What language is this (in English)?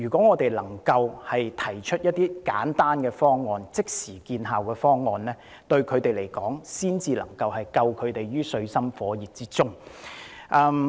Cantonese